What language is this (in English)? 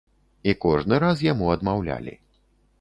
Belarusian